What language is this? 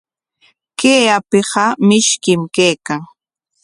Corongo Ancash Quechua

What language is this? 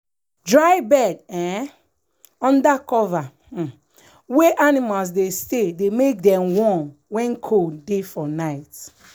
Nigerian Pidgin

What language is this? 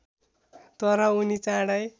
Nepali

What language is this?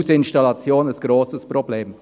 Swiss German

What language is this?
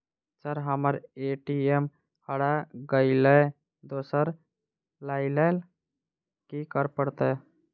Maithili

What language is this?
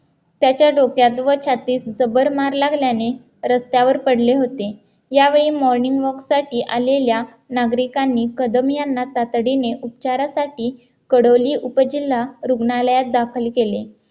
Marathi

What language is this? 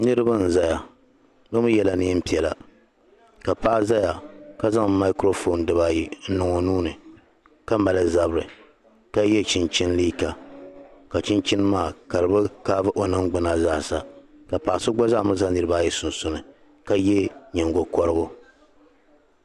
Dagbani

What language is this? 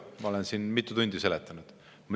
Estonian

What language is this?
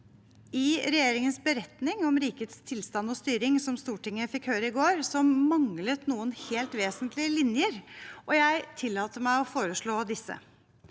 Norwegian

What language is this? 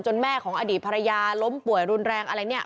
Thai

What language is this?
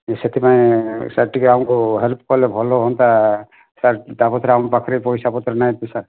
Odia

